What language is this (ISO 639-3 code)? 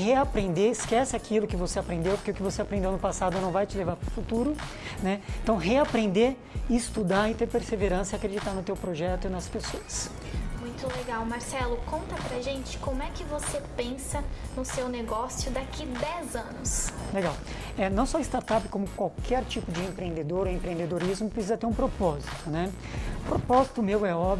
por